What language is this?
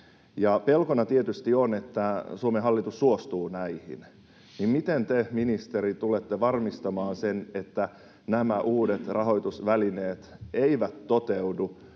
Finnish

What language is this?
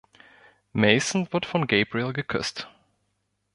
German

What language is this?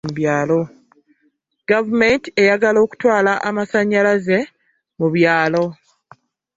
Ganda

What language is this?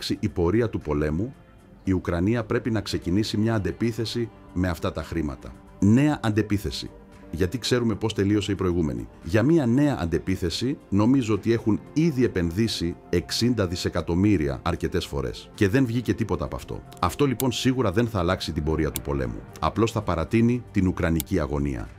Greek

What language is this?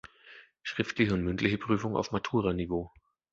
German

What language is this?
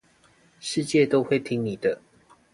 Chinese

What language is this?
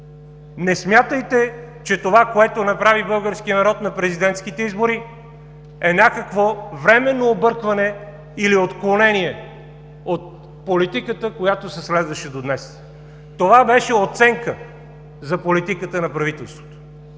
Bulgarian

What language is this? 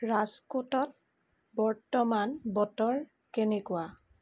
Assamese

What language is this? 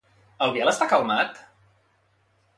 Catalan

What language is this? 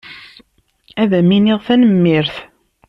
Kabyle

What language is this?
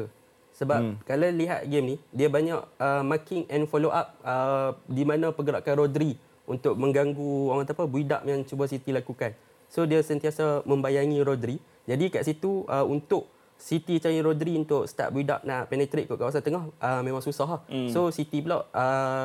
Malay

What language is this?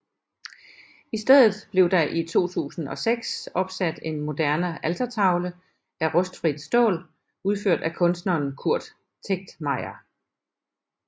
Danish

